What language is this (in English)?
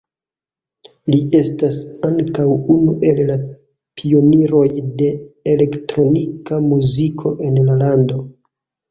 Esperanto